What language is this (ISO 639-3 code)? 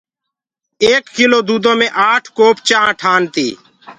ggg